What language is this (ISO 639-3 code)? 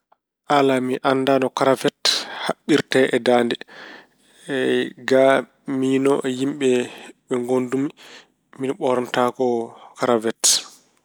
ful